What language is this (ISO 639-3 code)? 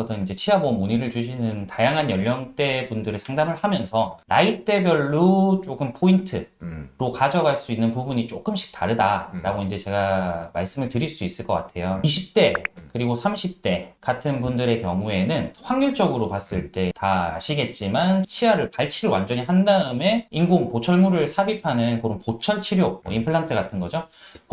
kor